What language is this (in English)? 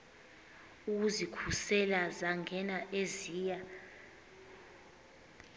Xhosa